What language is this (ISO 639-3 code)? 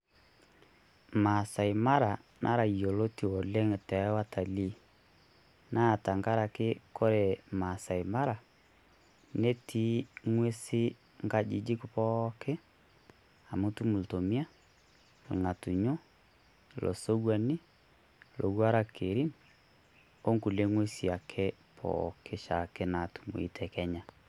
mas